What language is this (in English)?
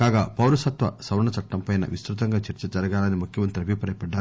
Telugu